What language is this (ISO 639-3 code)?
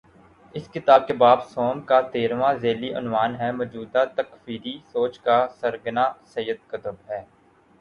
urd